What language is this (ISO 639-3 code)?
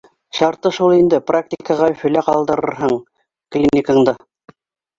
bak